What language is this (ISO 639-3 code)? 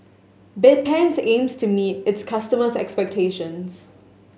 eng